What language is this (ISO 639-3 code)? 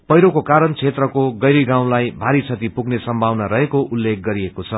nep